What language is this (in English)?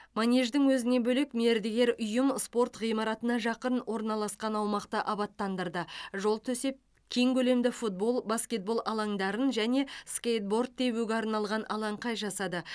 Kazakh